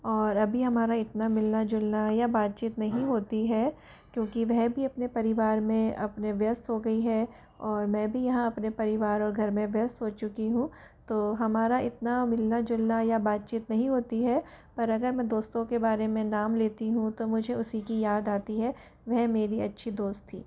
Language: Hindi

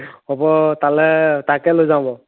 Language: Assamese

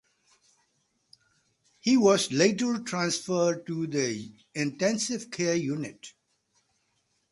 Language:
English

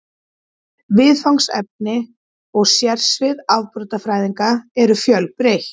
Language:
Icelandic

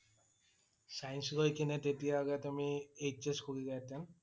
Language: Assamese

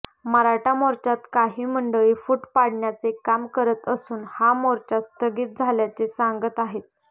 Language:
Marathi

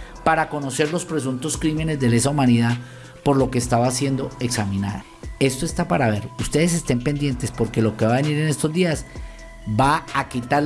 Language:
Spanish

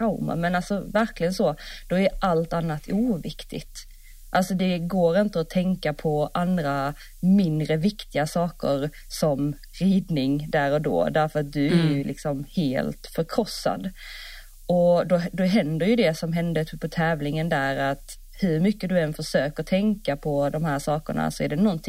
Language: Swedish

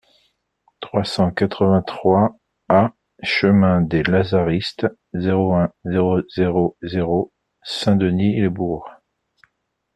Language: French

